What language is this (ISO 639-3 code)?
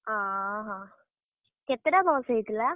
ori